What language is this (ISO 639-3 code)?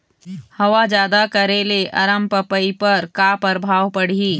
hne